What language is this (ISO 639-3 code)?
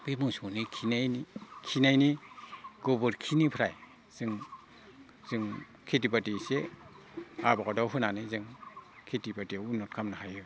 brx